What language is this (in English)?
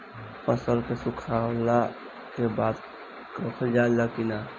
Bhojpuri